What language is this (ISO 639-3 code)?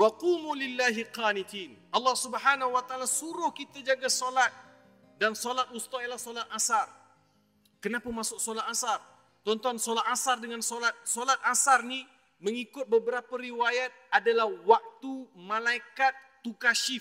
msa